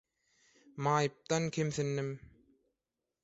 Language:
Turkmen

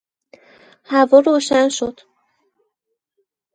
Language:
Persian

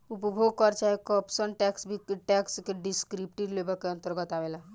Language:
Bhojpuri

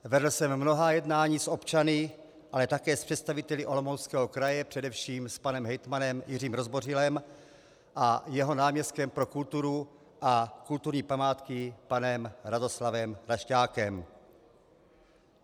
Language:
Czech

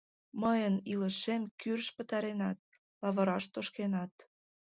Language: Mari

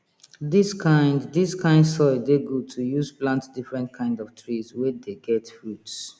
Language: Nigerian Pidgin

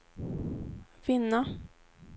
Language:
Swedish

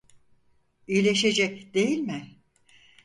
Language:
Turkish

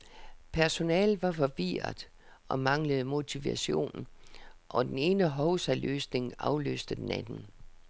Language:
Danish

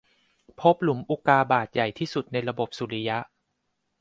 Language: Thai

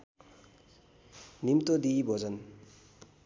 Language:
Nepali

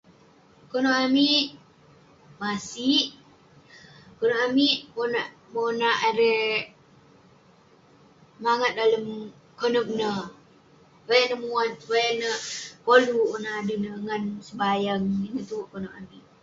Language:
Western Penan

